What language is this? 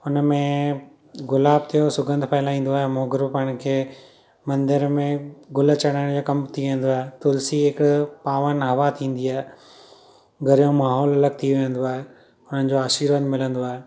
Sindhi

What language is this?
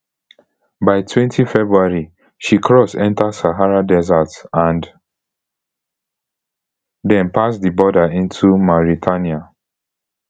Nigerian Pidgin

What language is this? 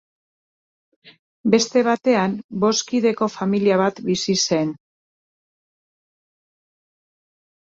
Basque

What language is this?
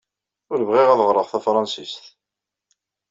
Kabyle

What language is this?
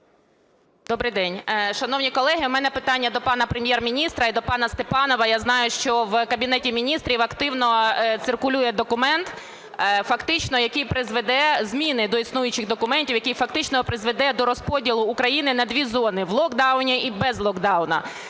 Ukrainian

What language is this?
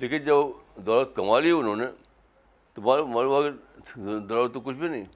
Urdu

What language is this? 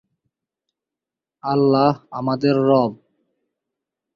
Bangla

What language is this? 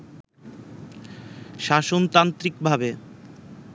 Bangla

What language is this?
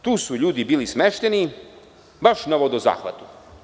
Serbian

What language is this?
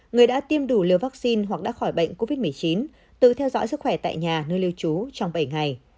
Vietnamese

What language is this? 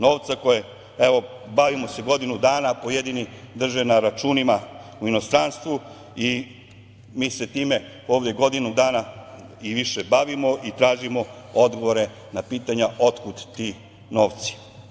Serbian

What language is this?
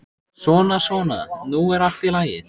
Icelandic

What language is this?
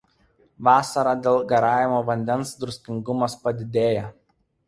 Lithuanian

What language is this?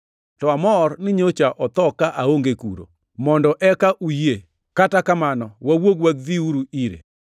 Luo (Kenya and Tanzania)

